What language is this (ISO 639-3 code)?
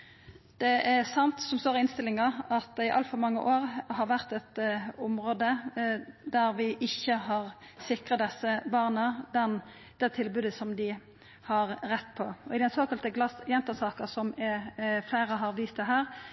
nno